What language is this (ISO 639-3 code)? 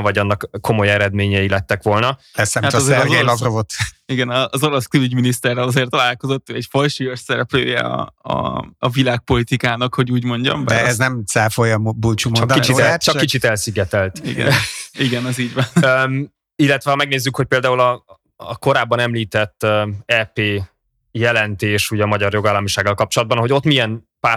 hun